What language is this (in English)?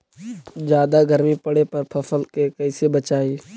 Magahi